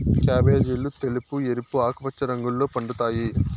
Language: Telugu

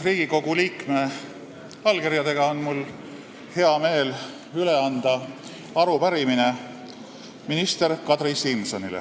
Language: Estonian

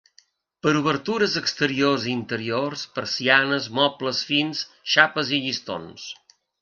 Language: Catalan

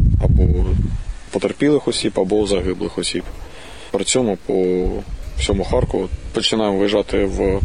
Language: Ukrainian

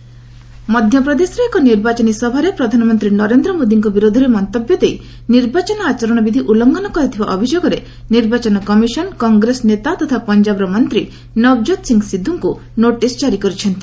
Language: Odia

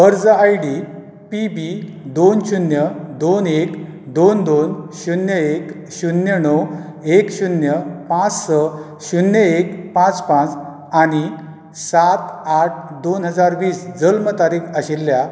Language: Konkani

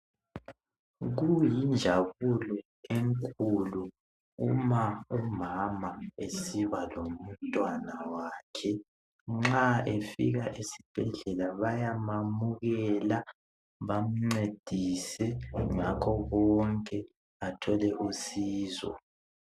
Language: North Ndebele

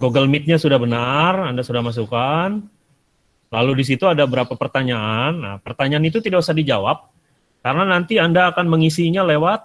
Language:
Indonesian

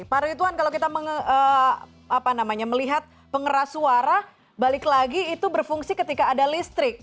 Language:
Indonesian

